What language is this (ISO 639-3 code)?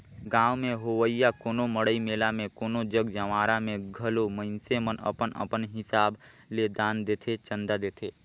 hne